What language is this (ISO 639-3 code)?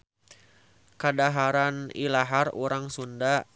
sun